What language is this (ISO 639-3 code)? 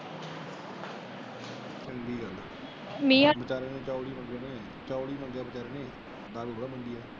pan